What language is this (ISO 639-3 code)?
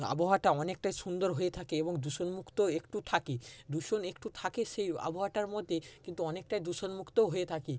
ben